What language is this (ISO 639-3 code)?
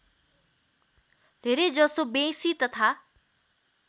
nep